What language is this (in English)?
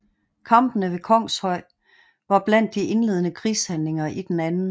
Danish